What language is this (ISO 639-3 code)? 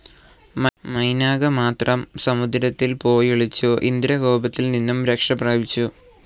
mal